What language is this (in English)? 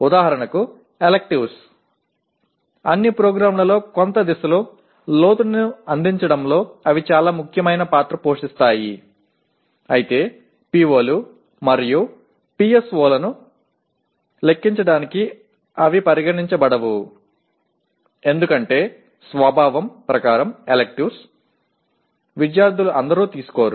Telugu